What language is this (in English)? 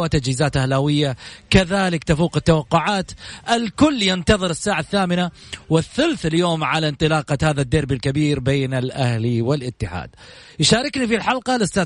Arabic